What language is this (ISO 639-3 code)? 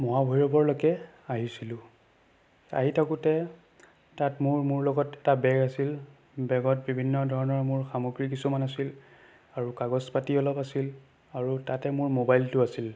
asm